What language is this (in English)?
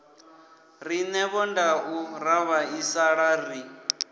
Venda